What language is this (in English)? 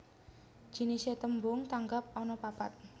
Javanese